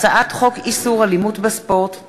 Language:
Hebrew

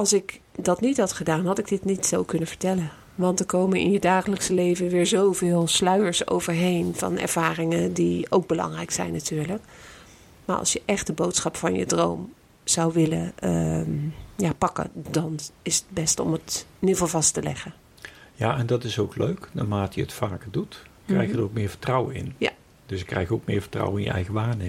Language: Dutch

